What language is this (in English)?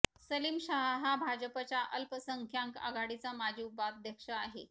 Marathi